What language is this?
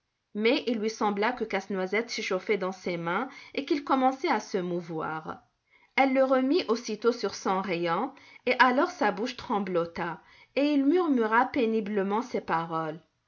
French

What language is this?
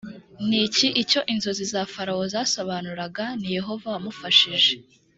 Kinyarwanda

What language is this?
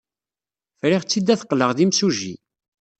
Kabyle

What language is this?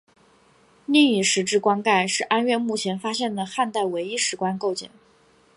Chinese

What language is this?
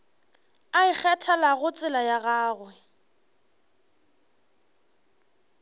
Northern Sotho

